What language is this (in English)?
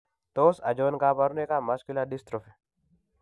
Kalenjin